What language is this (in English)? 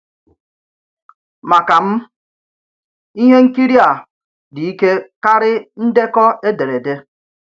Igbo